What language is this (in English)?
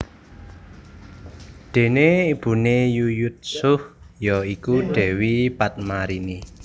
Javanese